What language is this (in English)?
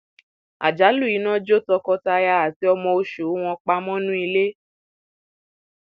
Yoruba